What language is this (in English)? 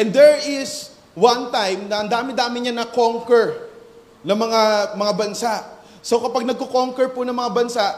Filipino